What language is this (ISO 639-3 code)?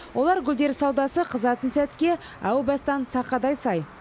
kaz